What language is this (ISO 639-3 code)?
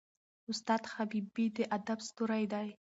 pus